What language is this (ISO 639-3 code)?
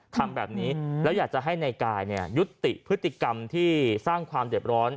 tha